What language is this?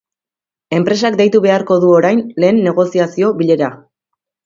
Basque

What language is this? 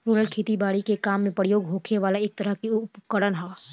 Bhojpuri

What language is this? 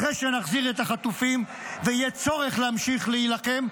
Hebrew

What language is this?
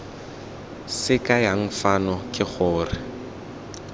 Tswana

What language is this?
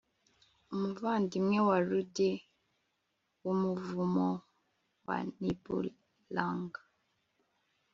Kinyarwanda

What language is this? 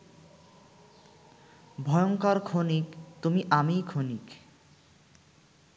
Bangla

